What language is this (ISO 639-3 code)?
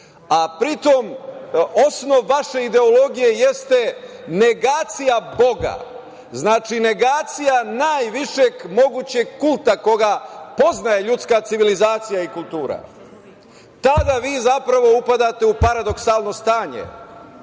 srp